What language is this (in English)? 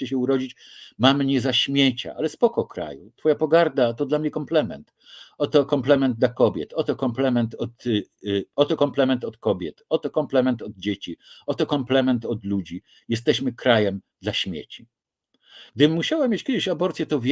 Polish